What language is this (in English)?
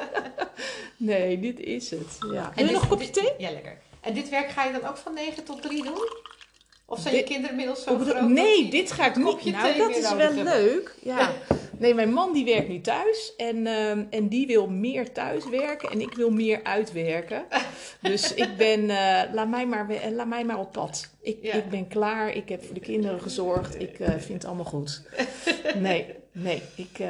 Dutch